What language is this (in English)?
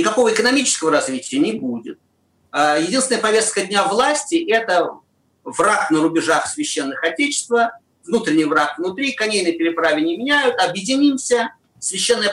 Russian